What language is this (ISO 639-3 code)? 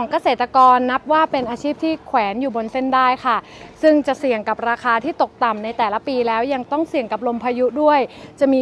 tha